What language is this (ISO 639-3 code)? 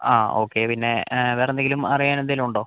mal